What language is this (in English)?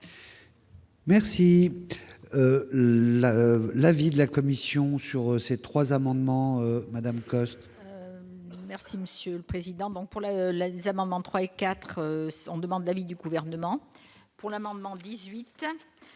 French